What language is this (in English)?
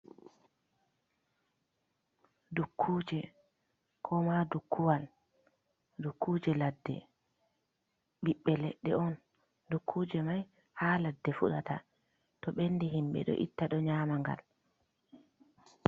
Fula